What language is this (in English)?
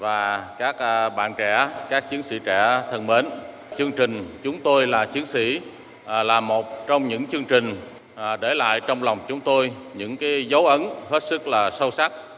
Vietnamese